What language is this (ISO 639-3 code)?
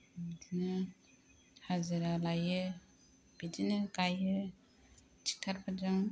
brx